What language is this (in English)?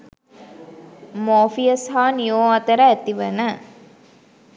Sinhala